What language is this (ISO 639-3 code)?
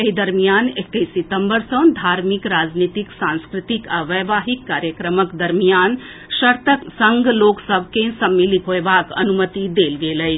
mai